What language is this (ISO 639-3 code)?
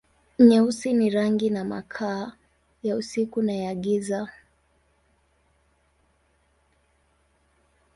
swa